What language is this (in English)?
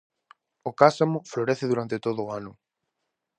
Galician